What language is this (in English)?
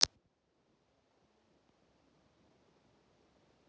Russian